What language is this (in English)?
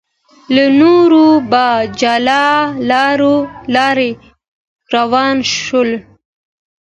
Pashto